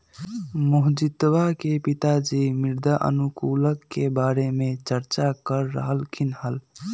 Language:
Magahi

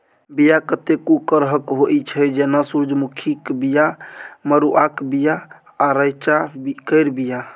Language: Maithili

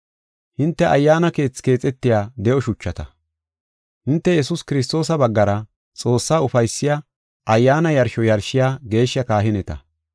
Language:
Gofa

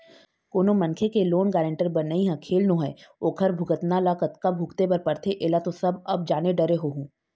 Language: Chhattisgarhi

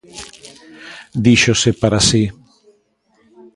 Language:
Galician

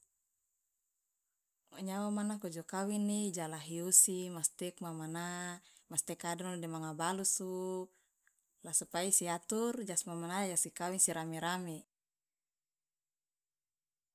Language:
Loloda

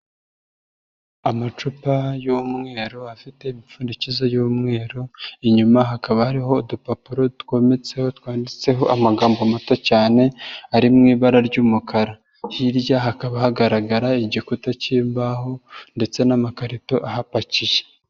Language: Kinyarwanda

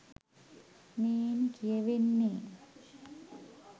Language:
Sinhala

